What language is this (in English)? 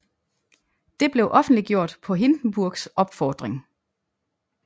Danish